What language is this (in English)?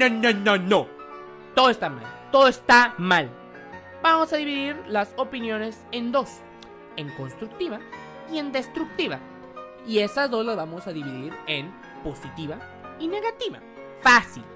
Spanish